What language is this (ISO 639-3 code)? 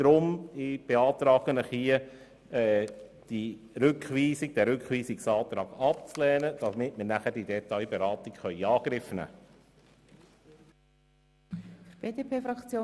gsw